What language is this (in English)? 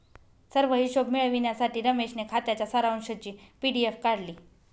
Marathi